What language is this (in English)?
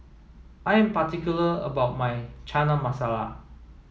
English